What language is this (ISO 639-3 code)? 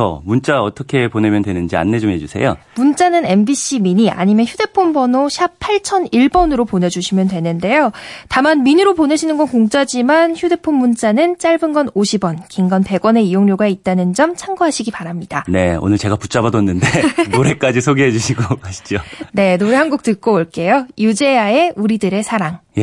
kor